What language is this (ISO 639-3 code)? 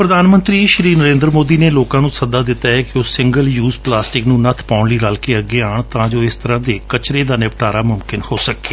pan